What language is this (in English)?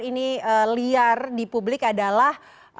Indonesian